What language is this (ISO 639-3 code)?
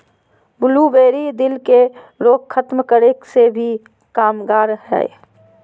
mag